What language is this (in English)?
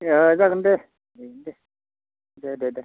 Bodo